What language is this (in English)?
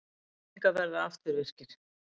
Icelandic